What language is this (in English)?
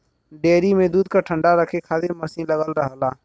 Bhojpuri